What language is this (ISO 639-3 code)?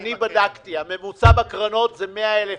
heb